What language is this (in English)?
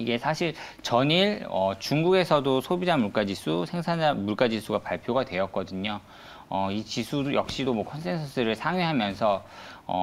Korean